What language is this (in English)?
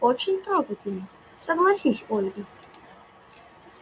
Russian